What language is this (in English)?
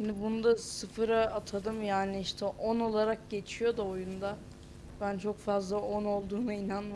Turkish